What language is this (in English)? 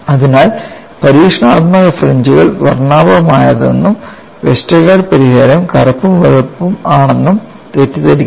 Malayalam